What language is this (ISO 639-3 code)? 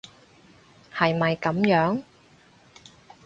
yue